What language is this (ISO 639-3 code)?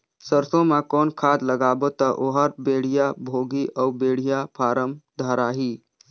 hne